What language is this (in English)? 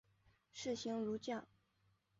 Chinese